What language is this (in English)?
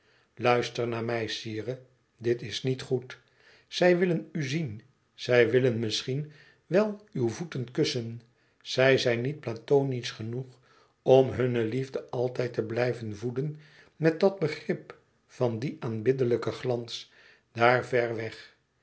Dutch